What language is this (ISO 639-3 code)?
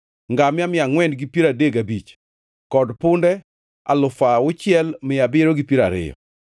luo